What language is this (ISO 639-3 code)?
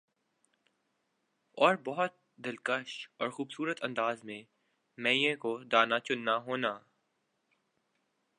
urd